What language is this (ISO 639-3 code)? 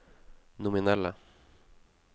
nor